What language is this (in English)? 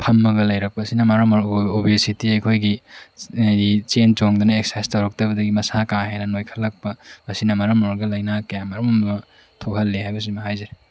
Manipuri